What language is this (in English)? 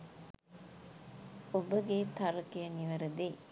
Sinhala